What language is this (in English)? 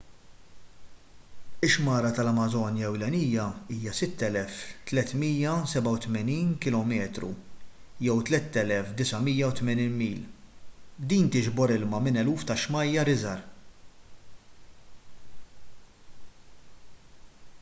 Maltese